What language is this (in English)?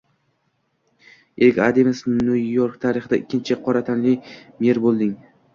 Uzbek